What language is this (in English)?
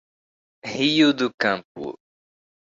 Portuguese